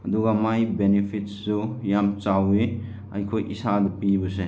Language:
Manipuri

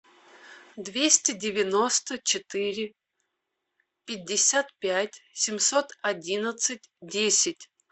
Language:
Russian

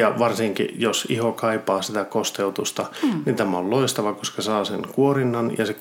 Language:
Finnish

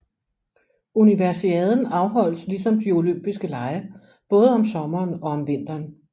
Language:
Danish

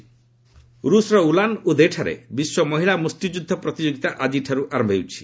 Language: Odia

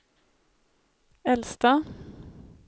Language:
Swedish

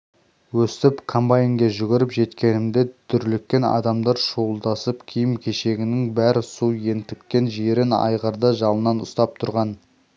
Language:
Kazakh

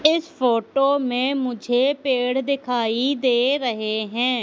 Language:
Hindi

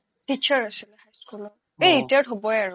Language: Assamese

